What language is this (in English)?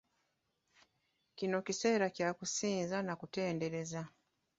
Ganda